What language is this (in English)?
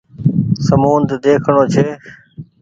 Goaria